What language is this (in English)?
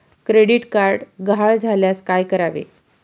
Marathi